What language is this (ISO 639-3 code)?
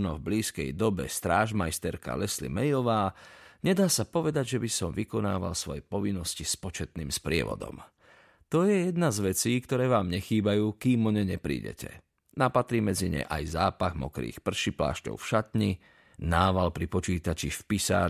slk